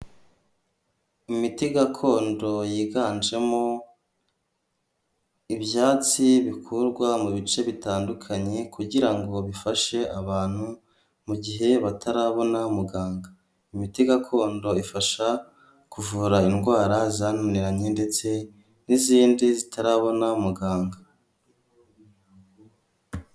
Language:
Kinyarwanda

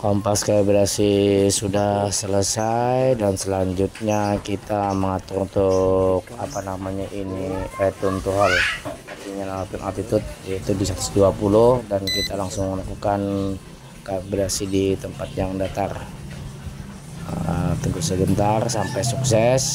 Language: Indonesian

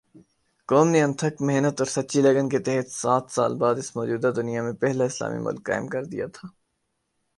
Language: Urdu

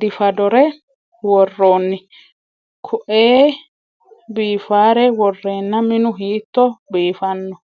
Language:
Sidamo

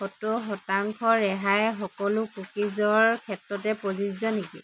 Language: Assamese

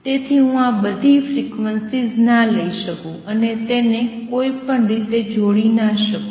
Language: Gujarati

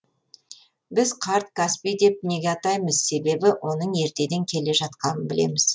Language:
Kazakh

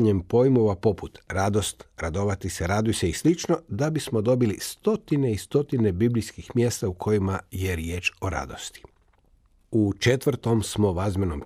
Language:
Croatian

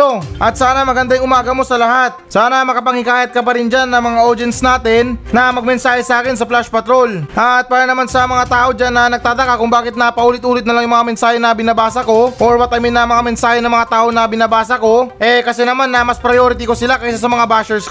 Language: Filipino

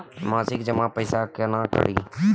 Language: Maithili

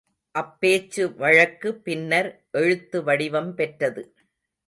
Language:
Tamil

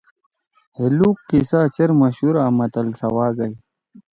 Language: Torwali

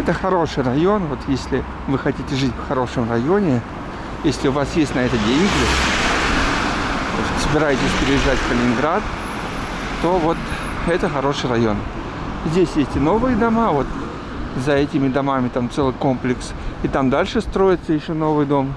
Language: Russian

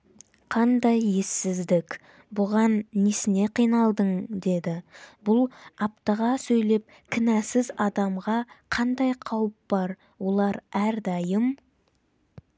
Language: Kazakh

